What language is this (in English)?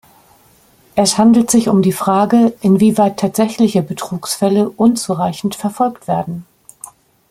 German